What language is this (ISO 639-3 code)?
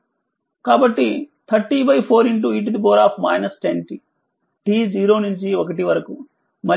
tel